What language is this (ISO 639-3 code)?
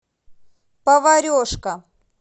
rus